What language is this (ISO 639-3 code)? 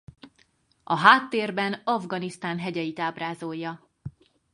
hun